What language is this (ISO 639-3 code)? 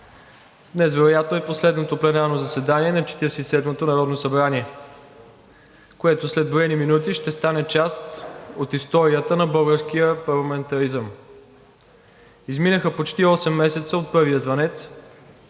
bul